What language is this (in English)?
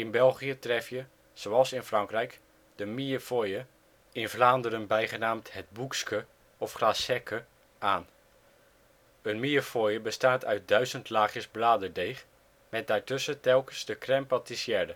Dutch